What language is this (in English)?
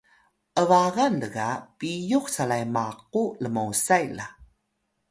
Atayal